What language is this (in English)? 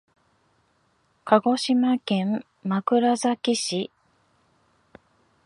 Japanese